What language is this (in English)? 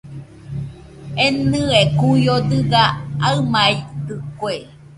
Nüpode Huitoto